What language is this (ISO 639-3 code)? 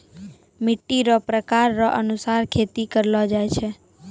mai